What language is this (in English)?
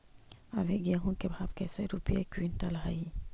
Magahi